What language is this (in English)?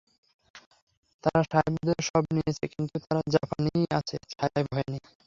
Bangla